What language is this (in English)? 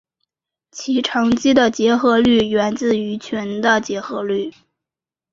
Chinese